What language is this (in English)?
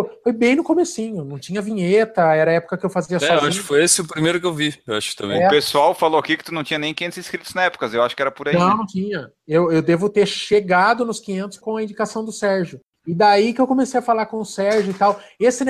Portuguese